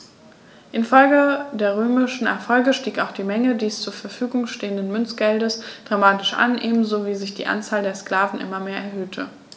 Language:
German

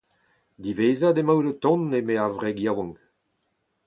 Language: Breton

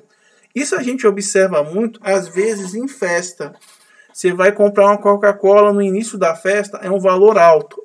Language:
Portuguese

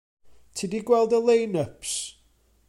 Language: Welsh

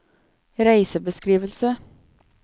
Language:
Norwegian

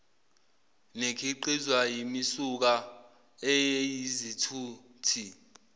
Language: Zulu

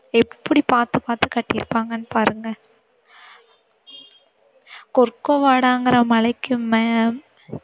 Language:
Tamil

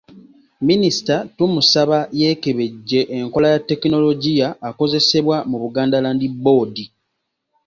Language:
Ganda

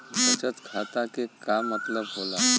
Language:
Bhojpuri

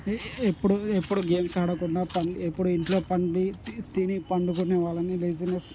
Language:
Telugu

